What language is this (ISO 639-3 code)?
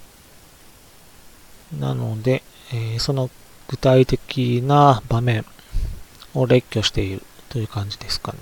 jpn